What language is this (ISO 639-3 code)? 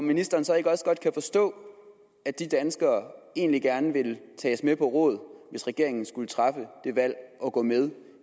dan